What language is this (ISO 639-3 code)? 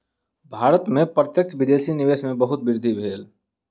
mai